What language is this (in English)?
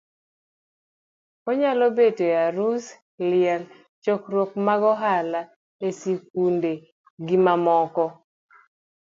Luo (Kenya and Tanzania)